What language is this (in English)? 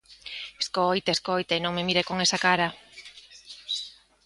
Galician